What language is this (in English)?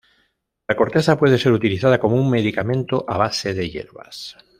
Spanish